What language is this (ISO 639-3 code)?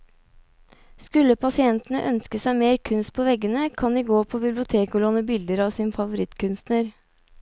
nor